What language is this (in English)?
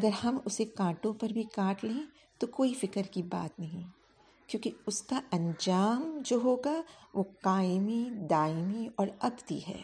Urdu